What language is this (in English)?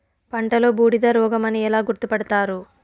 Telugu